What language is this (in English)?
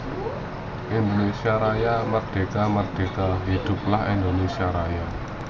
Javanese